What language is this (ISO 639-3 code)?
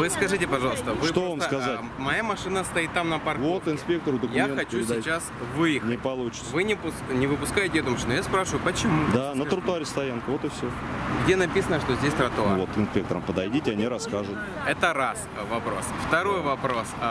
rus